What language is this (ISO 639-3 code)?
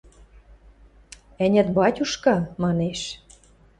mrj